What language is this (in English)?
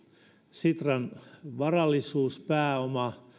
Finnish